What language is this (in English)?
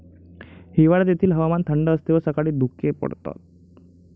Marathi